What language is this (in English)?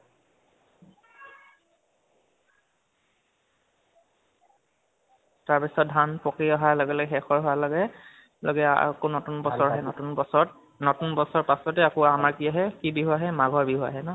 Assamese